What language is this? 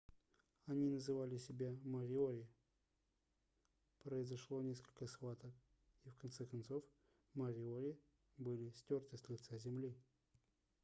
Russian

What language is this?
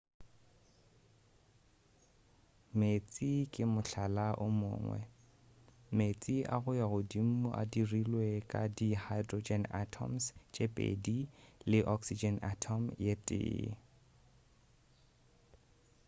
Northern Sotho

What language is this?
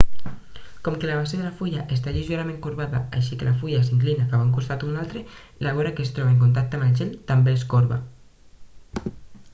Catalan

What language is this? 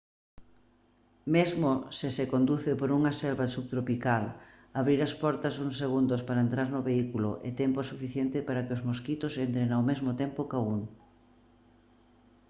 Galician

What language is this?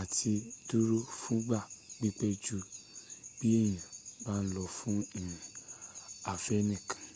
Yoruba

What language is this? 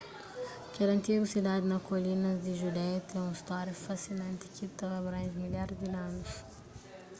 Kabuverdianu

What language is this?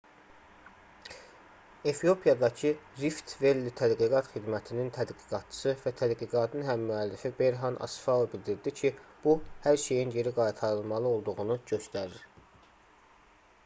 Azerbaijani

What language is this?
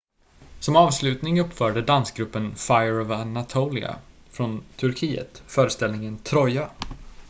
Swedish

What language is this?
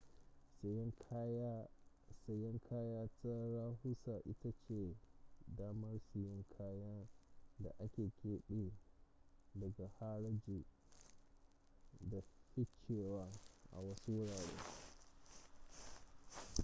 Hausa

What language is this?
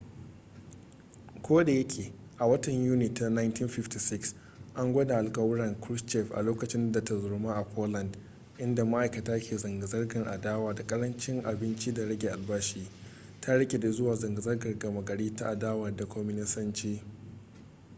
Hausa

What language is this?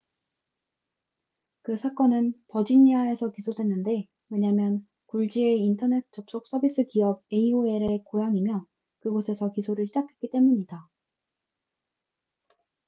Korean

